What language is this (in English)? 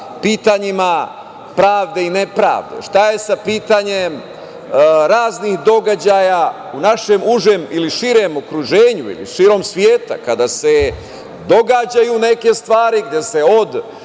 Serbian